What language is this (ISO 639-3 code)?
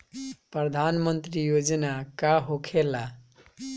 bho